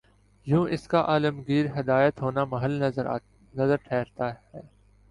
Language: Urdu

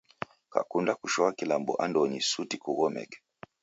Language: Taita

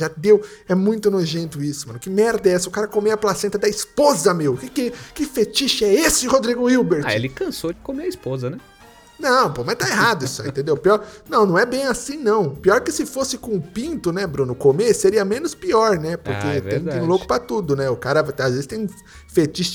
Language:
Portuguese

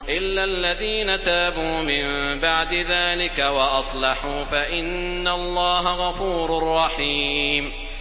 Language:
Arabic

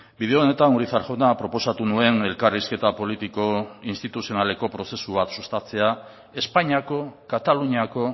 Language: Basque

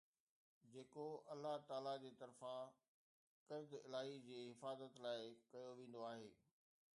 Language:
Sindhi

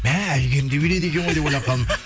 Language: Kazakh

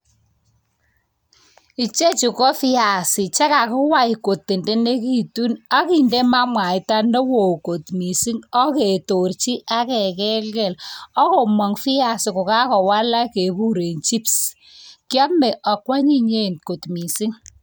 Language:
Kalenjin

